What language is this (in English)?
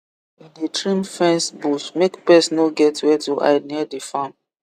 Nigerian Pidgin